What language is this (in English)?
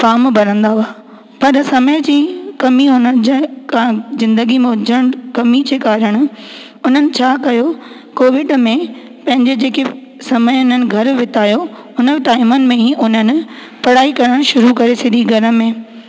Sindhi